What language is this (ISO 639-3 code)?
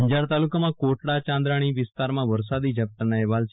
guj